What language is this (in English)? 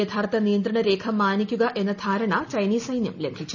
Malayalam